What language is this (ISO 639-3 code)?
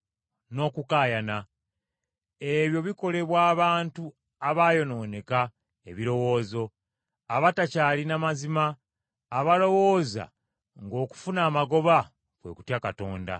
lug